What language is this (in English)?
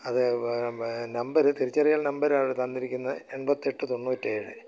Malayalam